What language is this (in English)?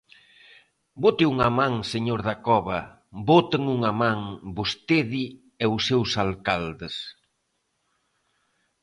Galician